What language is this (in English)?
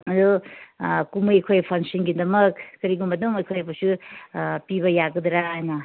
Manipuri